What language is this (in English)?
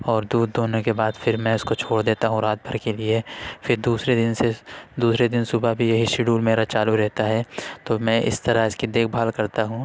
Urdu